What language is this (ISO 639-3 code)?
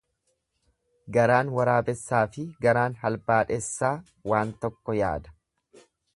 orm